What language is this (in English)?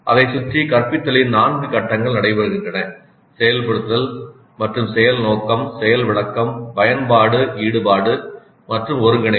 Tamil